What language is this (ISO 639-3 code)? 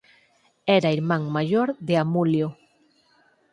glg